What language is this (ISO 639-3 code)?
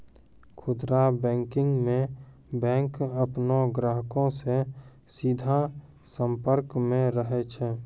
mai